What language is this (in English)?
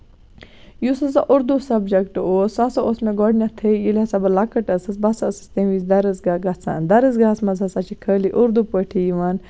Kashmiri